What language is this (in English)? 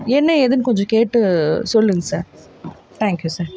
Tamil